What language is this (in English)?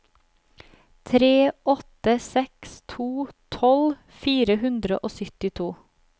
Norwegian